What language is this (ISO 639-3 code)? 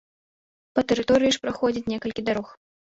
bel